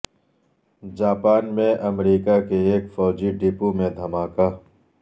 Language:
Urdu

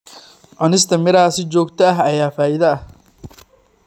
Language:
Somali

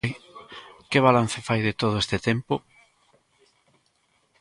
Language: Galician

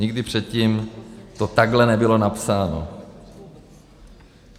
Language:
Czech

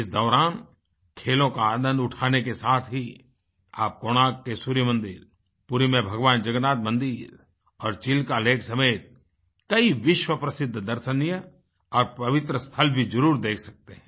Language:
Hindi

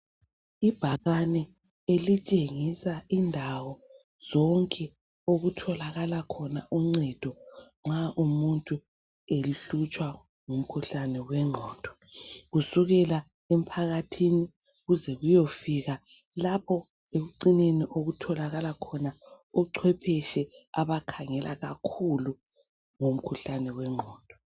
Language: North Ndebele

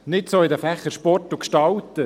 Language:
Swiss German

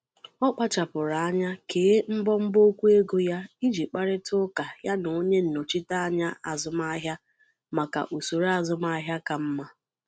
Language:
Igbo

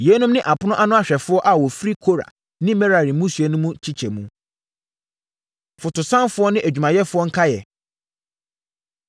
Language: Akan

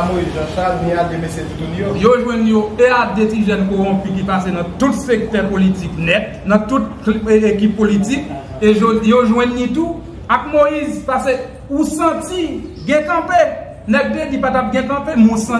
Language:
French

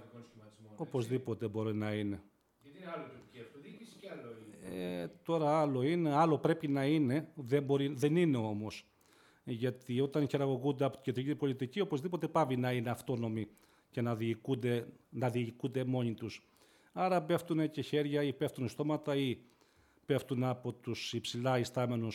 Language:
Greek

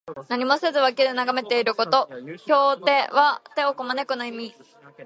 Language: Japanese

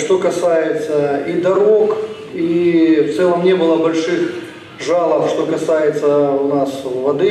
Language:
Russian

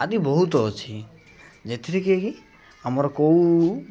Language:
Odia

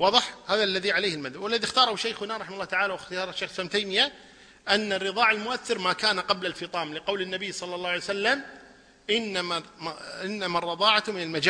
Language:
Arabic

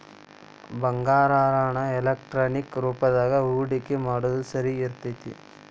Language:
Kannada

